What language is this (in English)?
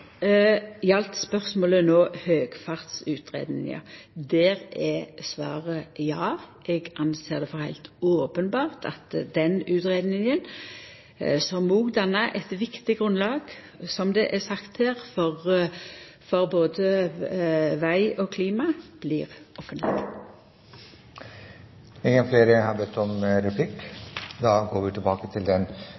Norwegian Nynorsk